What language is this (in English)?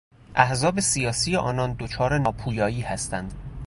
Persian